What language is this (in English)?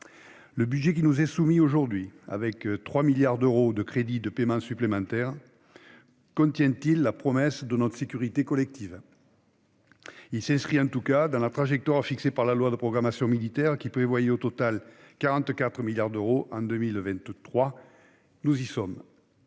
French